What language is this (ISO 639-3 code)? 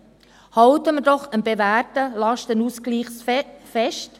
gsw